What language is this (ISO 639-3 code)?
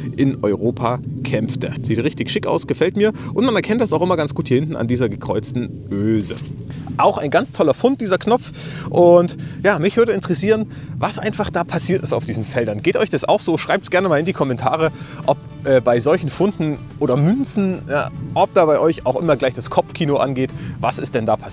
deu